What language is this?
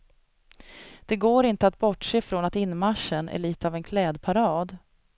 Swedish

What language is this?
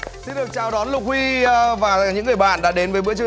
Vietnamese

